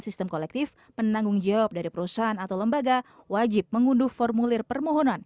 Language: Indonesian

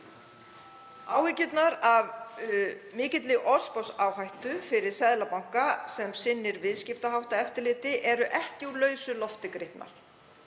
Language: Icelandic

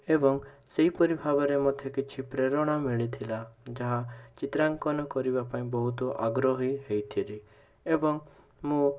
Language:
Odia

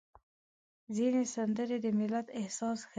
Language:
Pashto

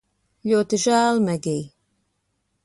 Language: Latvian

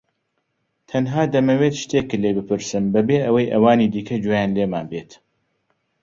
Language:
Central Kurdish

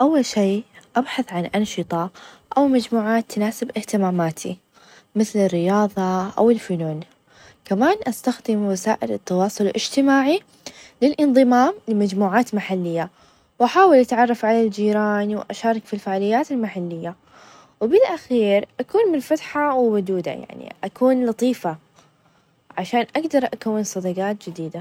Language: Najdi Arabic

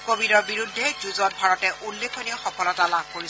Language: Assamese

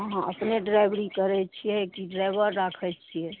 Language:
Maithili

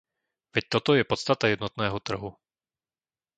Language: Slovak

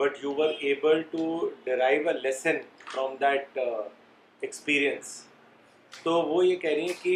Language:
Urdu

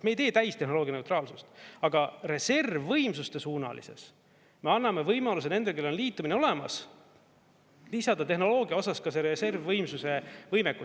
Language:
Estonian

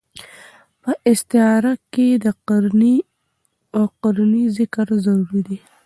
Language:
Pashto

